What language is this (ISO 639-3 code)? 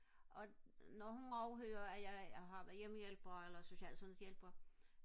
dan